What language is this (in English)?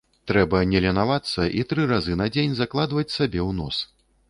Belarusian